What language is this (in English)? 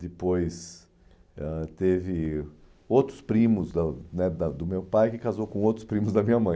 Portuguese